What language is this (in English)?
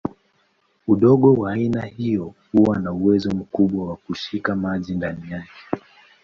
Swahili